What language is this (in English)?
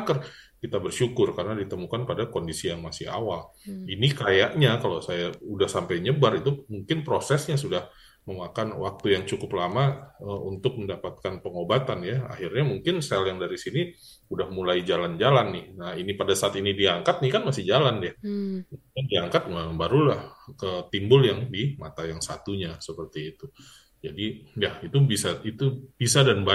Indonesian